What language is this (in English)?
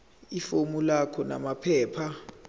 Zulu